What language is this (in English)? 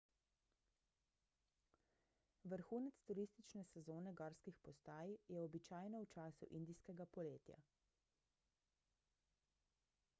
Slovenian